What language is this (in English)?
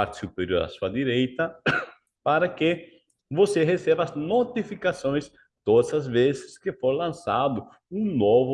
Portuguese